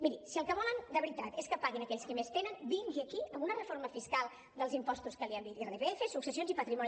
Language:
Catalan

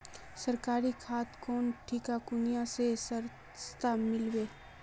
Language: Magahi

